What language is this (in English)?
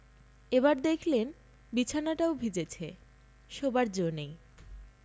Bangla